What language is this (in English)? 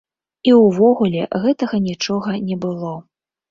Belarusian